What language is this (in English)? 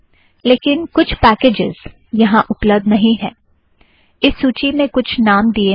Hindi